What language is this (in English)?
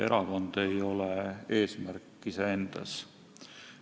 Estonian